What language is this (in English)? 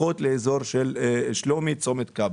Hebrew